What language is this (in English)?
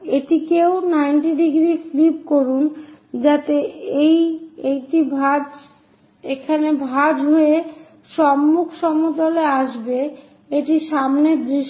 Bangla